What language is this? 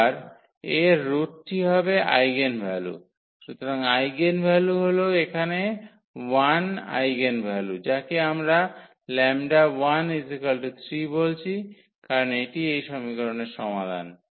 Bangla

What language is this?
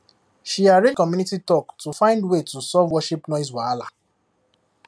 Nigerian Pidgin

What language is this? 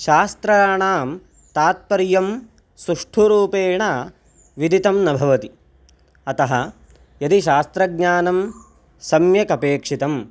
Sanskrit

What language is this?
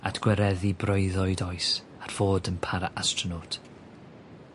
Welsh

